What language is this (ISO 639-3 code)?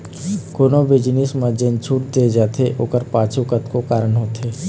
hne